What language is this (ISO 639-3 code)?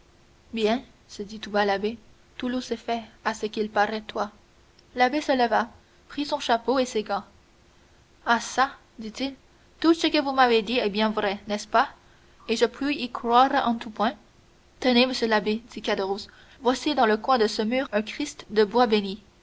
fra